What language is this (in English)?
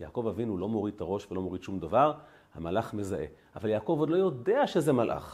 Hebrew